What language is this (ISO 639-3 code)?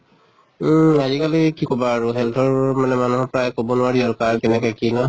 asm